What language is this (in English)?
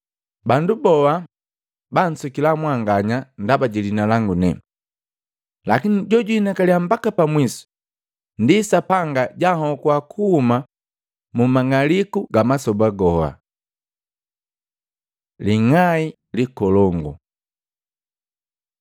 Matengo